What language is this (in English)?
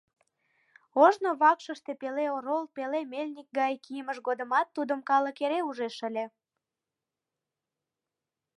Mari